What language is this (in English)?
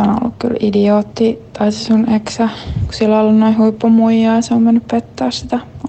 Finnish